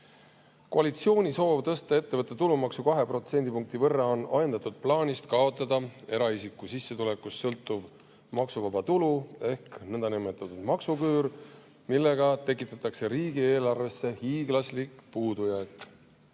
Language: Estonian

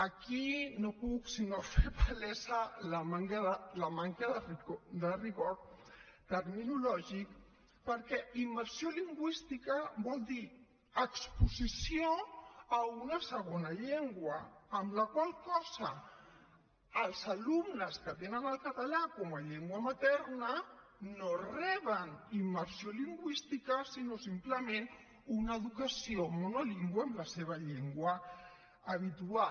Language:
Catalan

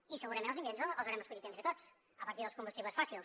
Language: Catalan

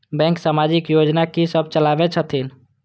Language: Maithili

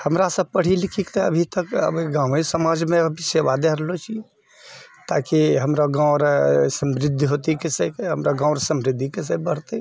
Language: Maithili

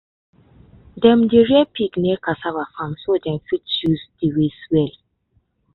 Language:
Nigerian Pidgin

